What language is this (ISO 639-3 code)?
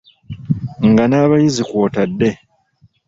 lug